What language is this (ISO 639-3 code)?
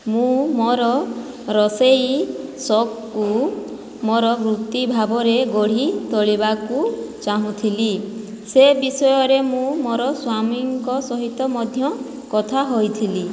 ori